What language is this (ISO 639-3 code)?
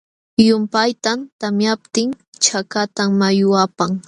qxw